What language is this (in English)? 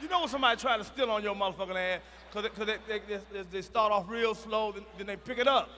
English